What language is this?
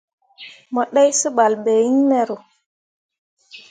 Mundang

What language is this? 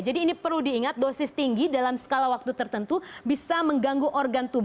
Indonesian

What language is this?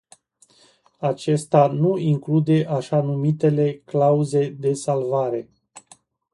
Romanian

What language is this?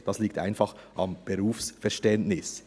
Swiss German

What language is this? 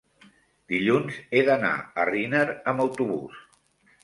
Catalan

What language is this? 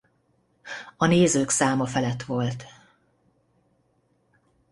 Hungarian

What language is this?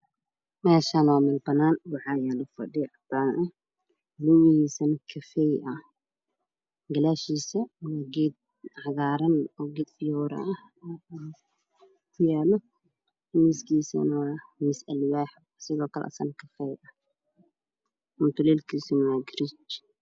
Somali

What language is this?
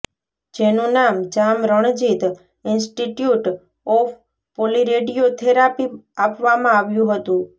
Gujarati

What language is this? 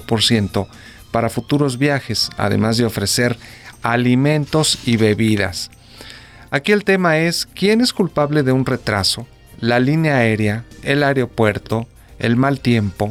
Spanish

